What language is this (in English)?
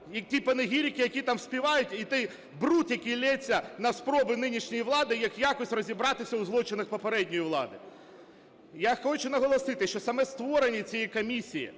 Ukrainian